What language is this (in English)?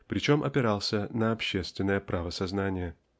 Russian